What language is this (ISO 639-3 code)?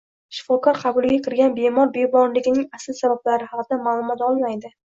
uzb